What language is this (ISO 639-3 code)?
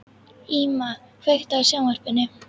isl